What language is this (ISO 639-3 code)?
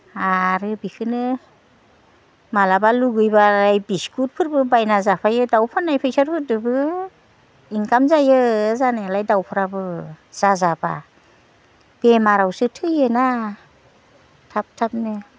brx